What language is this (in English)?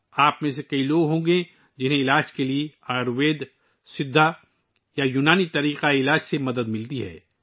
Urdu